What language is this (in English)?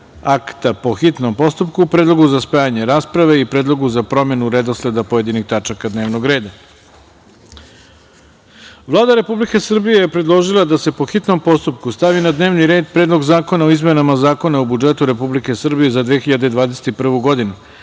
Serbian